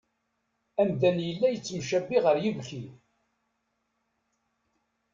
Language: Kabyle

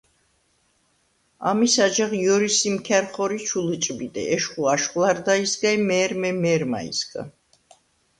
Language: Svan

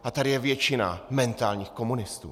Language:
Czech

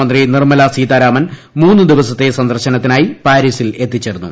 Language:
Malayalam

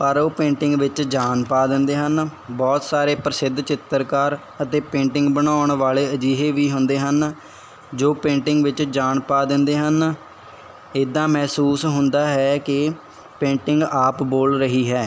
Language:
Punjabi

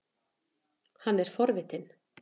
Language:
Icelandic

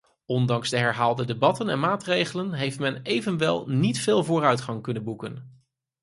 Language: Dutch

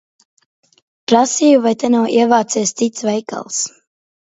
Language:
Latvian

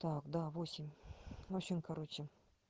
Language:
Russian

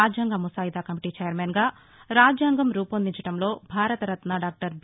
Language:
Telugu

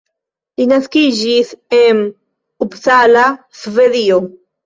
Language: Esperanto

